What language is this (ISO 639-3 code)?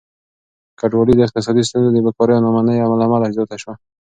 pus